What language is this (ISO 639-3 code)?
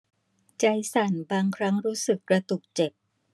tha